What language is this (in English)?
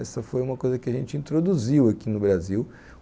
Portuguese